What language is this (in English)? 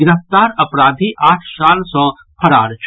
Maithili